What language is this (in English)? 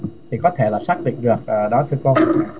Vietnamese